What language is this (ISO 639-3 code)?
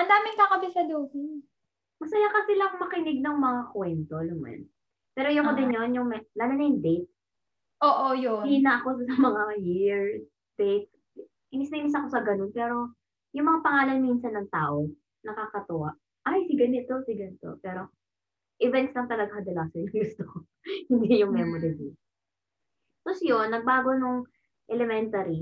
fil